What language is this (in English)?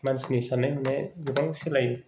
Bodo